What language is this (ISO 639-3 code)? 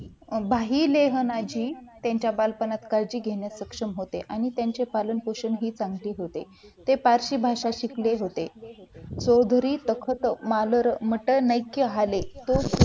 mar